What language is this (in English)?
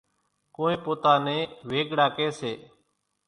Kachi Koli